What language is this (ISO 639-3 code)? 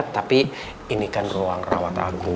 ind